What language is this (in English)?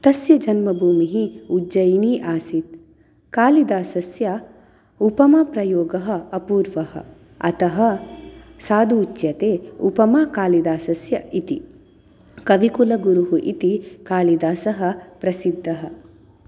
Sanskrit